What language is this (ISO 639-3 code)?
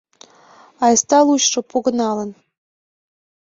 chm